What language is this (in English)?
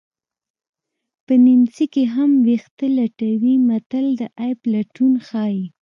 Pashto